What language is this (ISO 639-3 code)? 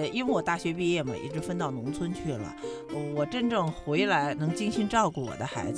zho